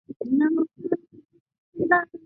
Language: Chinese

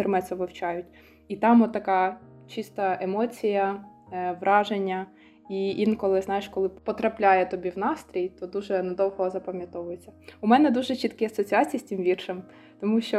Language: Ukrainian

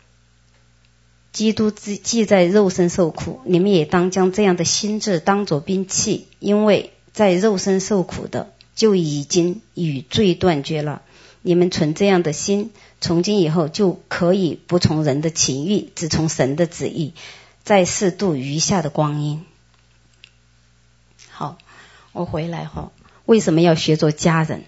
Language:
Chinese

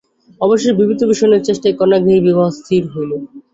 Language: Bangla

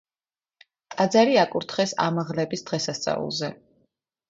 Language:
Georgian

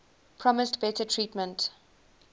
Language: English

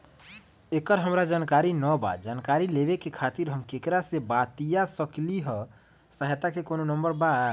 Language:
Magahi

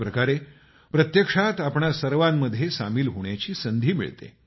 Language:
Marathi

